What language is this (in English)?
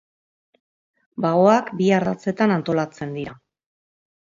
Basque